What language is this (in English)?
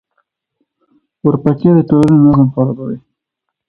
Pashto